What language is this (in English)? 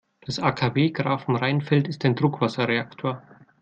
German